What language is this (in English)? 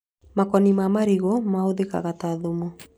Kikuyu